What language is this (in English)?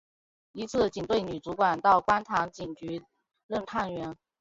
Chinese